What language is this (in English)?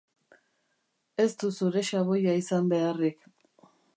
Basque